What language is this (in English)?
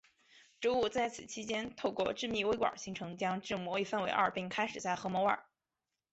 Chinese